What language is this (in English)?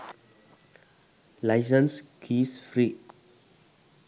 Sinhala